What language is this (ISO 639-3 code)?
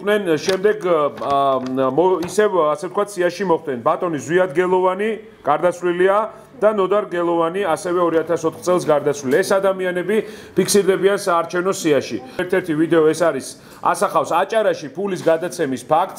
tur